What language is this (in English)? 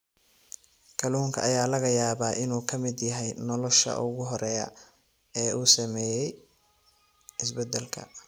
Somali